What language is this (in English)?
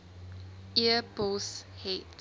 Afrikaans